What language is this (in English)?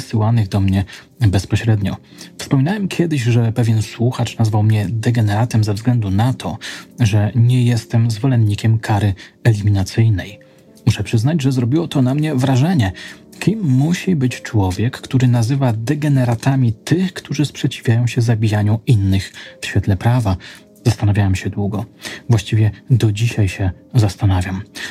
Polish